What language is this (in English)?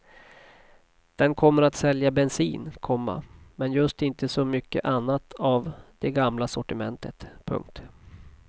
Swedish